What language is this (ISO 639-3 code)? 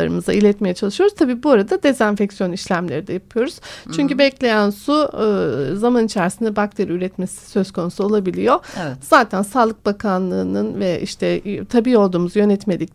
tur